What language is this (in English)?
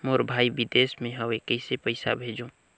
Chhattisgarhi